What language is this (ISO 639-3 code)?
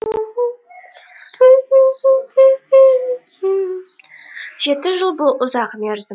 kaz